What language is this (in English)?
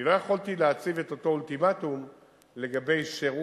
Hebrew